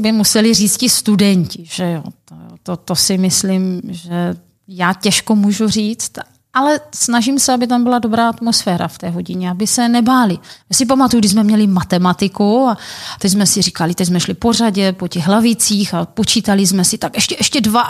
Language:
Czech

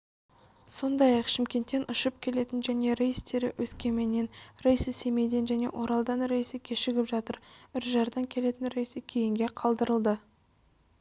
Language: Kazakh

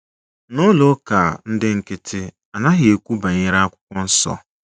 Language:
Igbo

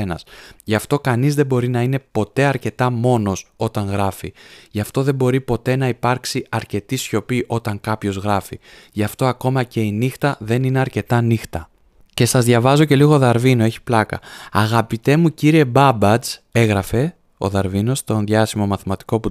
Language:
Greek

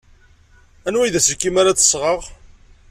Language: Kabyle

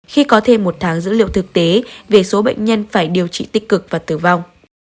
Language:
Vietnamese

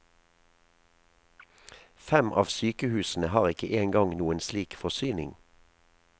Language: Norwegian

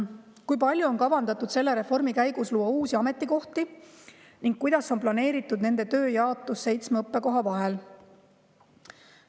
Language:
Estonian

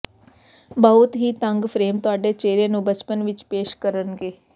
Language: Punjabi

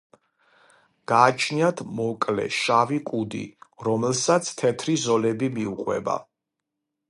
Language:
Georgian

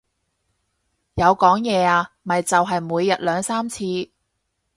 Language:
Cantonese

